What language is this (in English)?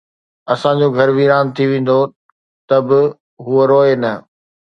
Sindhi